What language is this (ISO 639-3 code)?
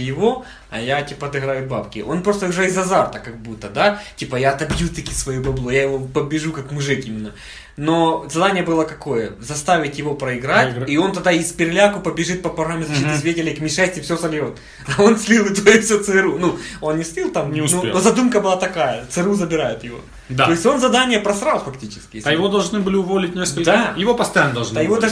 rus